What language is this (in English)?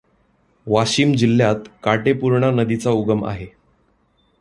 Marathi